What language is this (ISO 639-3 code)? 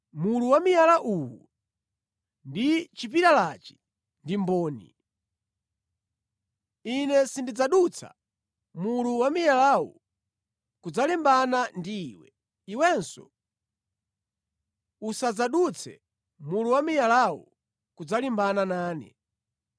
nya